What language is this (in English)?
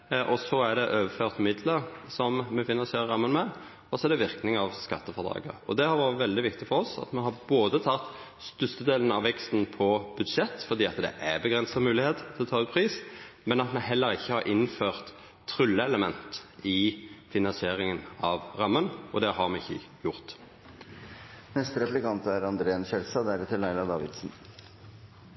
Norwegian